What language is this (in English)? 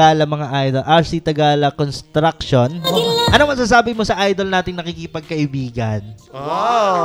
Filipino